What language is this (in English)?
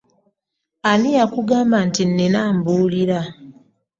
Ganda